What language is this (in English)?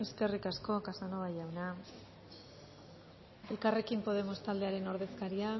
Basque